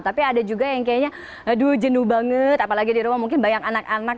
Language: Indonesian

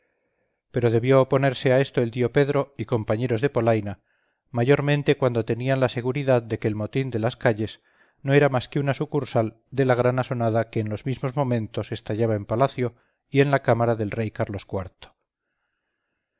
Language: Spanish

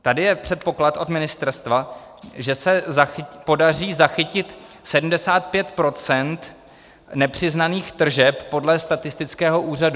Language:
Czech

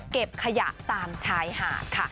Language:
Thai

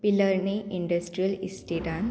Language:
Konkani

